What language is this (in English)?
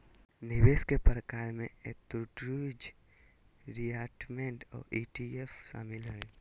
Magahi